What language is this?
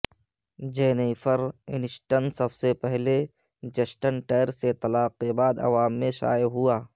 Urdu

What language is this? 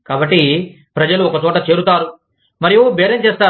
Telugu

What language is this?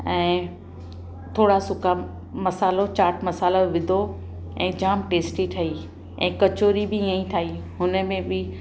Sindhi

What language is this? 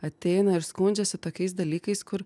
Lithuanian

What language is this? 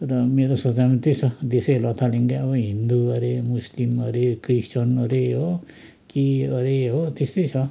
Nepali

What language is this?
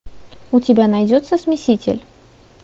Russian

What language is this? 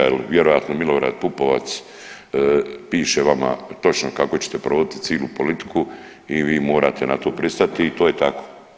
Croatian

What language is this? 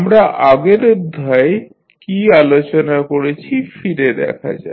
Bangla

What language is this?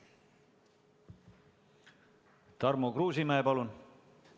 Estonian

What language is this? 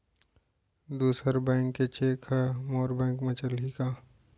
Chhattisgarhi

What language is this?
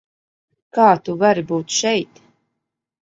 Latvian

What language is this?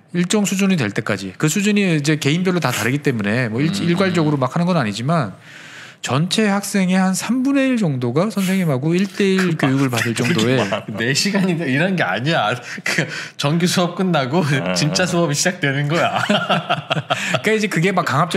Korean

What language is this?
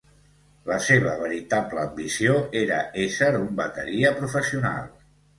Catalan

